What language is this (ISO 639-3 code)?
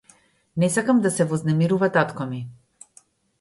mkd